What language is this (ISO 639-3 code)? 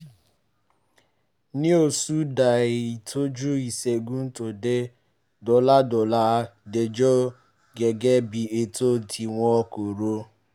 yor